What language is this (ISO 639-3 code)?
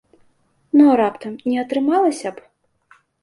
bel